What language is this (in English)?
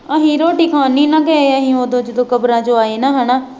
Punjabi